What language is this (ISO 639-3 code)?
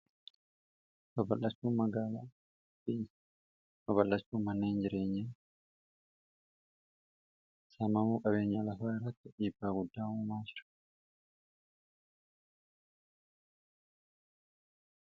orm